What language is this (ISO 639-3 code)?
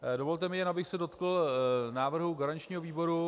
ces